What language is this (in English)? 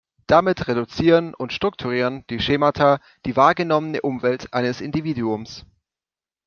German